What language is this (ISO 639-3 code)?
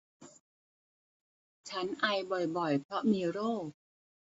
tha